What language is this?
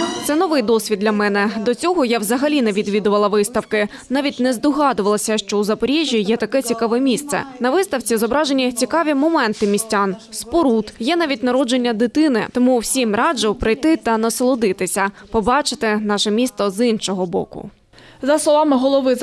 Ukrainian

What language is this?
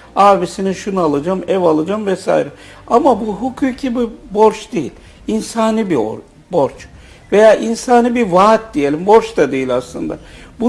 Turkish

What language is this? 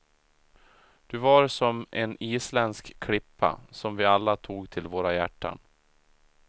Swedish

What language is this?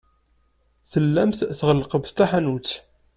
Kabyle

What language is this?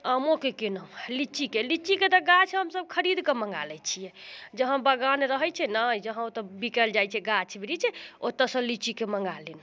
Maithili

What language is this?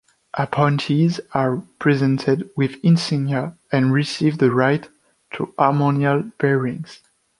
English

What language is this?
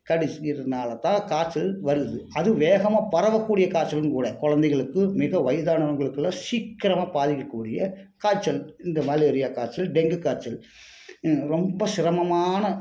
Tamil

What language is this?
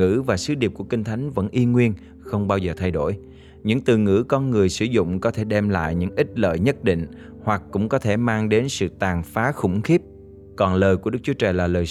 Vietnamese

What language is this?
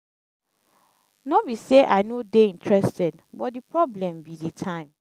Nigerian Pidgin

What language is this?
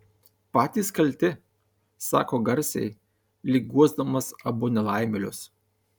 Lithuanian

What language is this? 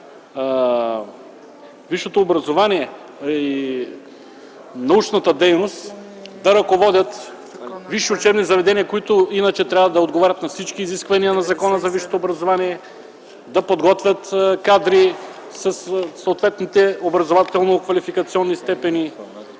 Bulgarian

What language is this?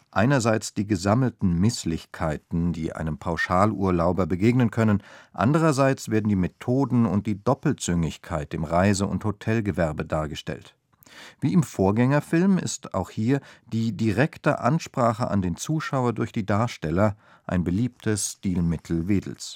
German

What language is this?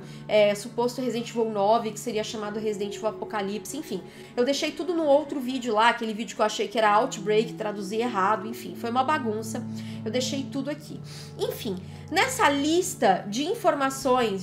Portuguese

